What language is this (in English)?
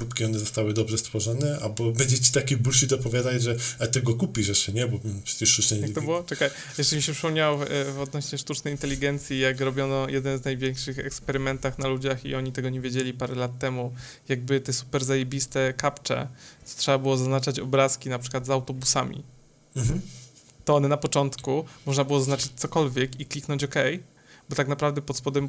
Polish